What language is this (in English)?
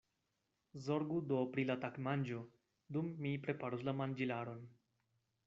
Esperanto